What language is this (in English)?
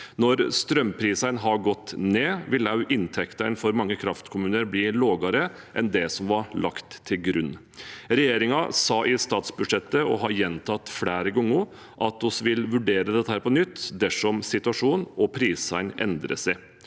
Norwegian